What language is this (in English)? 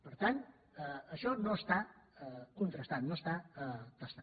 Catalan